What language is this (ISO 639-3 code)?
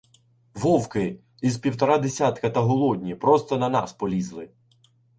ukr